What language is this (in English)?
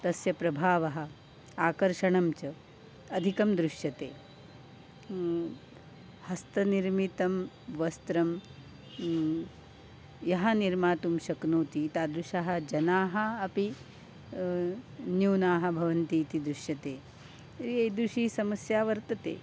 Sanskrit